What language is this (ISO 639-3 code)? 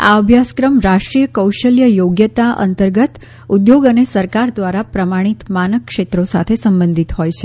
guj